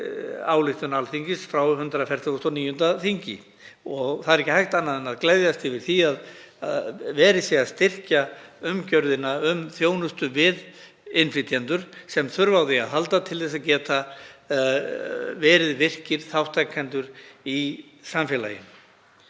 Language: Icelandic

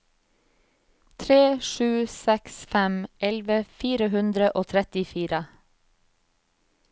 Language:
Norwegian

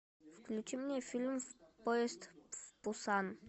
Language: Russian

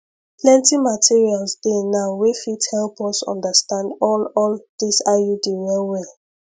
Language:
Nigerian Pidgin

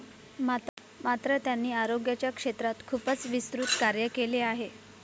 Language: Marathi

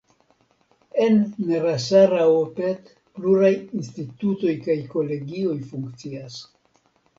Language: Esperanto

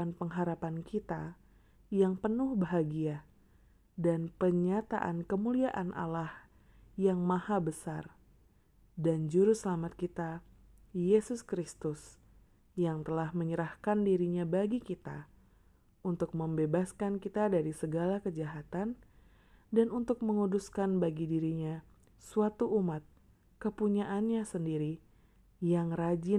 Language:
Indonesian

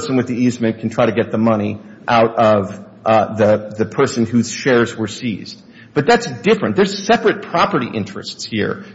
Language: English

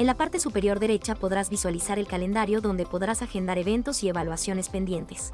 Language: Spanish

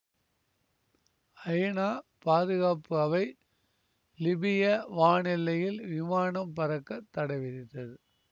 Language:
Tamil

